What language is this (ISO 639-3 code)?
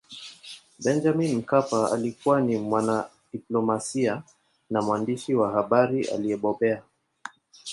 swa